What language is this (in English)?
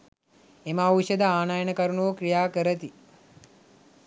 Sinhala